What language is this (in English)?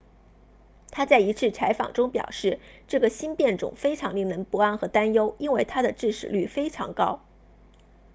Chinese